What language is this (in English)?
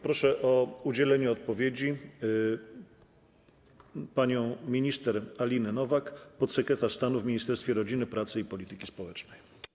Polish